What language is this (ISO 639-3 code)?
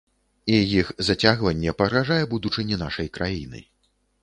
bel